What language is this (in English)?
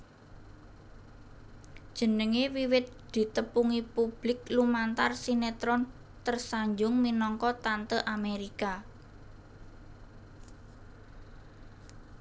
Javanese